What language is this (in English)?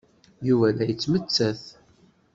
Kabyle